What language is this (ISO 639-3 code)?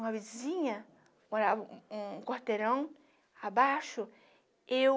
por